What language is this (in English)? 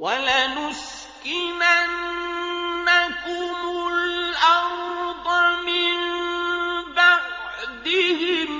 Arabic